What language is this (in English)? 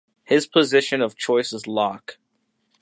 English